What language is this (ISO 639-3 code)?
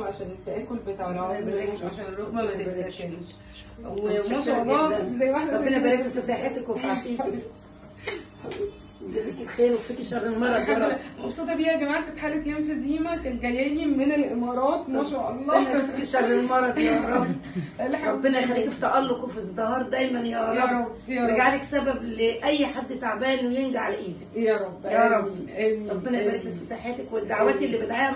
ara